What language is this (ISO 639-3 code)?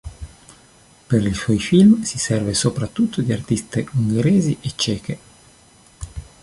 ita